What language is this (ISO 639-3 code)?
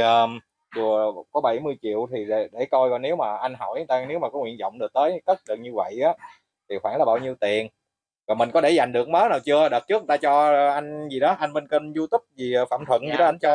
vie